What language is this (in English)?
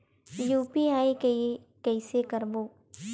Chhattisgarhi